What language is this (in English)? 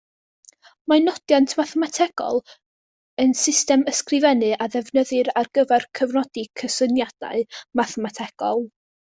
Welsh